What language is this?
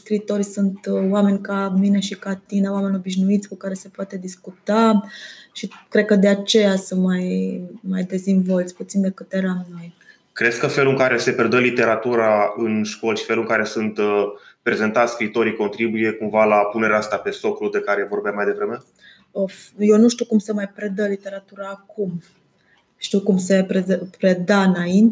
Romanian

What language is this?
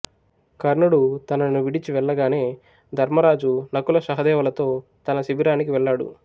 Telugu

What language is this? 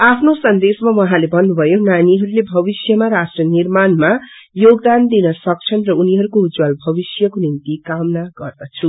Nepali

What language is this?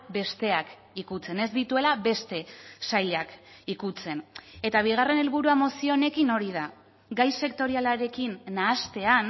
Basque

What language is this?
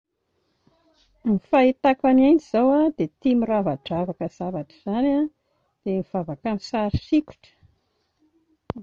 Malagasy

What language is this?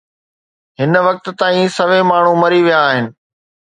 Sindhi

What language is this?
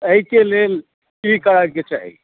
Maithili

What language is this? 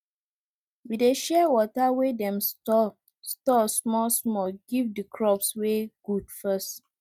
Nigerian Pidgin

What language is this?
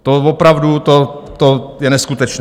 Czech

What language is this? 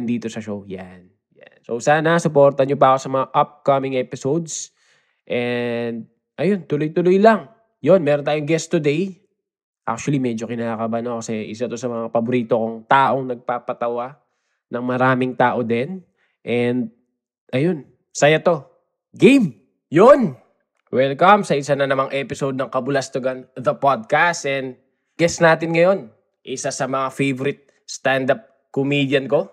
Filipino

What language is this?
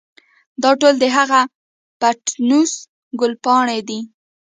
Pashto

